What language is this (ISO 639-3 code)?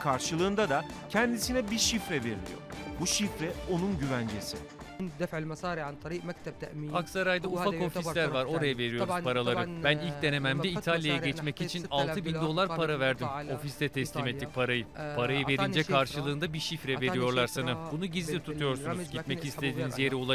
tur